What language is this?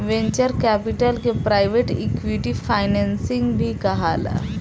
Bhojpuri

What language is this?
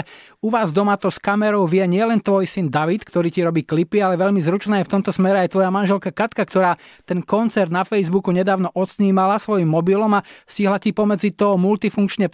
Slovak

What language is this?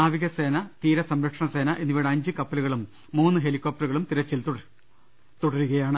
Malayalam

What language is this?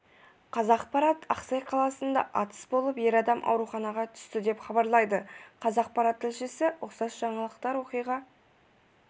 Kazakh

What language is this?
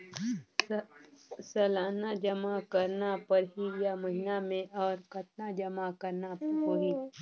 Chhattisgarhi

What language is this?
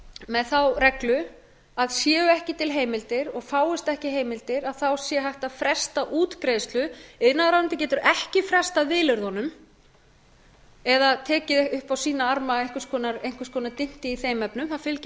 Icelandic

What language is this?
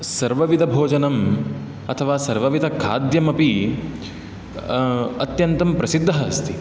Sanskrit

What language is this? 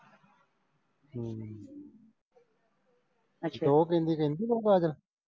Punjabi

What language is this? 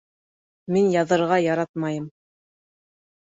Bashkir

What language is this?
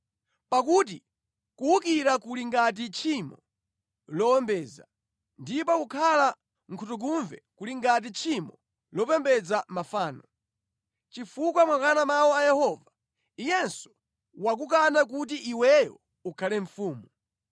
Nyanja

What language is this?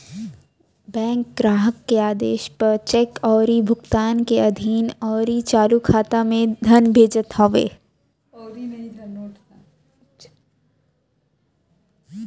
Bhojpuri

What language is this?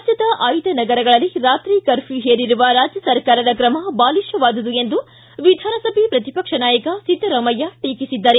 Kannada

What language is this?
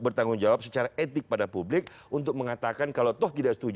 Indonesian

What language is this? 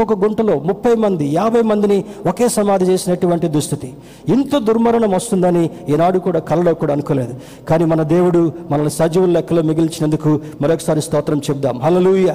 Telugu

